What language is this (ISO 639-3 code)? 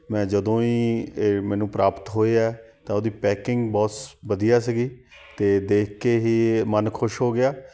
pan